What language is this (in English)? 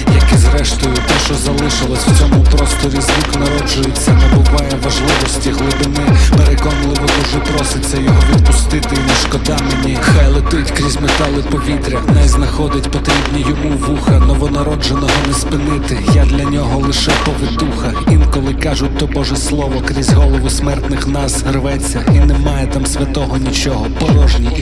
Ukrainian